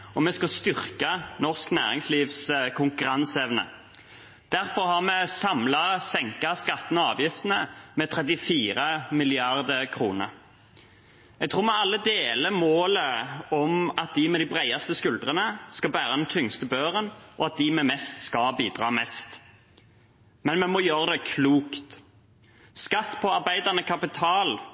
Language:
Norwegian Bokmål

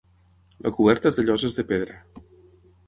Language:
Catalan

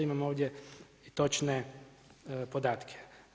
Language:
Croatian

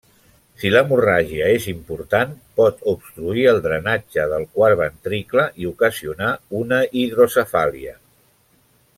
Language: Catalan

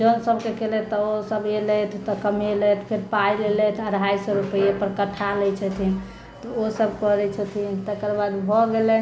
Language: Maithili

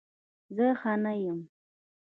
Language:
Pashto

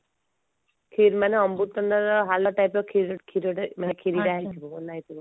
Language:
Odia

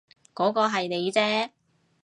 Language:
Cantonese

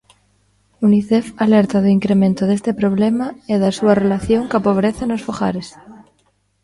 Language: Galician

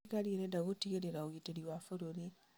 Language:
Kikuyu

